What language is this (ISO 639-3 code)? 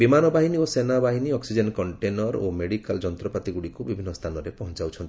ori